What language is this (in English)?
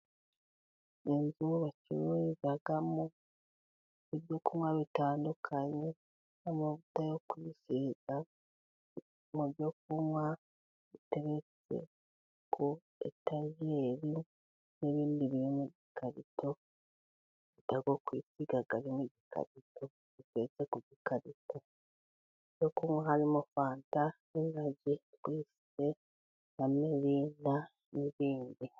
Kinyarwanda